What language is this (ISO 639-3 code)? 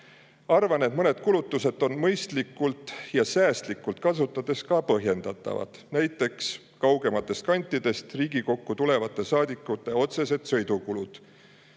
est